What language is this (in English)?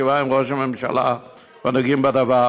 Hebrew